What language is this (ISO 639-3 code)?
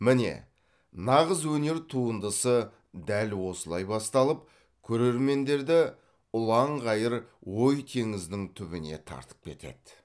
kaz